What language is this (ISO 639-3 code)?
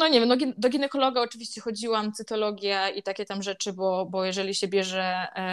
pol